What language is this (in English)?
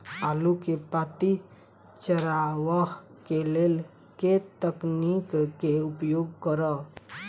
Maithili